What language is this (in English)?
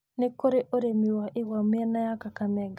Kikuyu